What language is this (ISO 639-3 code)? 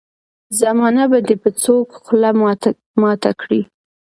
pus